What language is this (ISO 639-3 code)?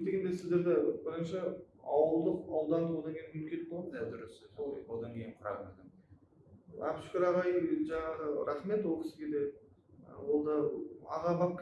tur